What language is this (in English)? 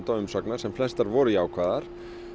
Icelandic